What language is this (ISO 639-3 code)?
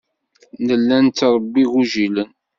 kab